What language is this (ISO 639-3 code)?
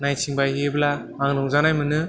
brx